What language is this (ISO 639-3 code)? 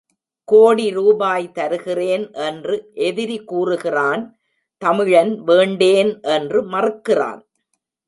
tam